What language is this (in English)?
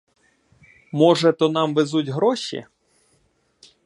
Ukrainian